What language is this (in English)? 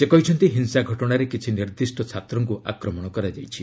Odia